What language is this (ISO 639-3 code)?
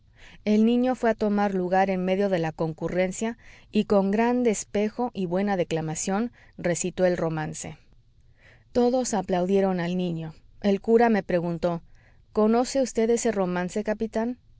spa